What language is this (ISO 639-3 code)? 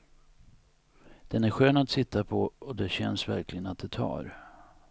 swe